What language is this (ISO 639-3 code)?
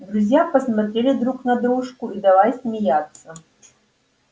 rus